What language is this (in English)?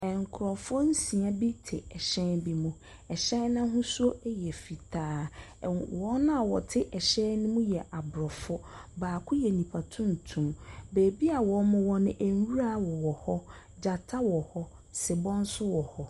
Akan